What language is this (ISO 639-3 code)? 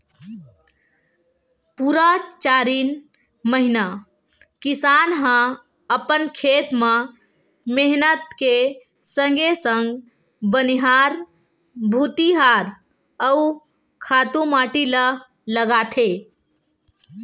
hne